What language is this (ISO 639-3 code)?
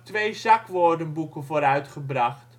nld